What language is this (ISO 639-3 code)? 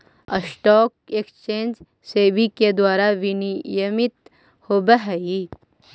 mag